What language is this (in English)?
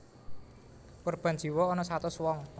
Javanese